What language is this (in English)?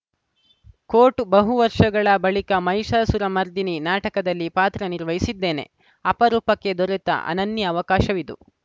Kannada